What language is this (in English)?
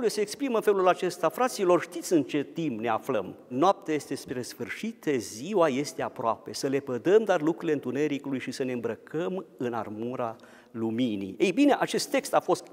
Romanian